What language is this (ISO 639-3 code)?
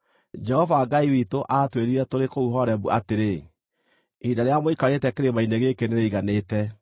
kik